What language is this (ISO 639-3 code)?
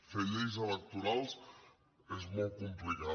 cat